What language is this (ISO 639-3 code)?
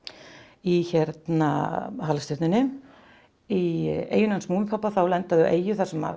isl